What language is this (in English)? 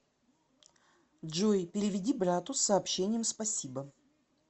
Russian